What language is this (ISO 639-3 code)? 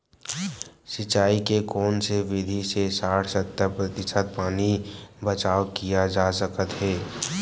hne